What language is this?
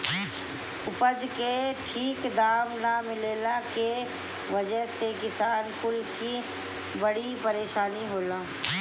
Bhojpuri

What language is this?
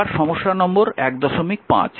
Bangla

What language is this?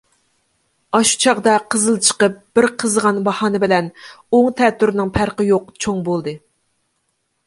Uyghur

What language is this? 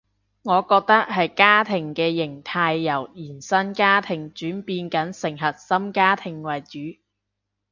Cantonese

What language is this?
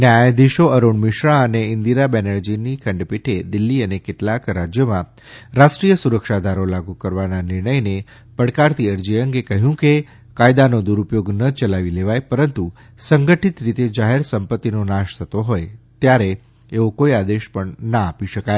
Gujarati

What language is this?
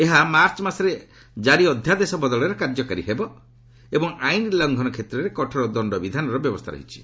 Odia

